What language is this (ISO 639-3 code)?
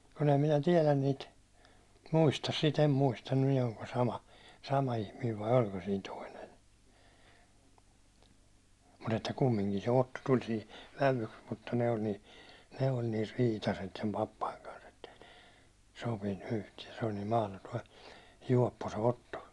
fin